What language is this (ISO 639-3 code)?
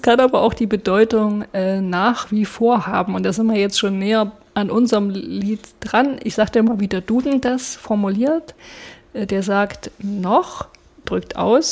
deu